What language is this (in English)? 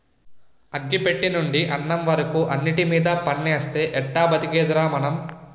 Telugu